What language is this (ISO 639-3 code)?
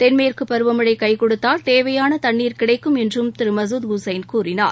tam